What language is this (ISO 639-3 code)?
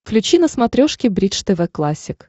rus